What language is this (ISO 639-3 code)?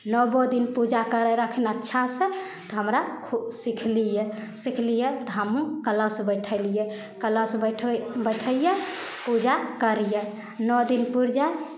mai